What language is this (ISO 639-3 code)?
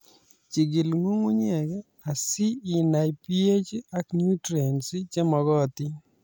kln